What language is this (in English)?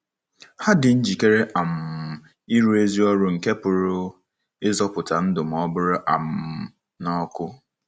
Igbo